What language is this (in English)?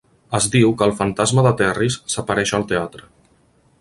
Catalan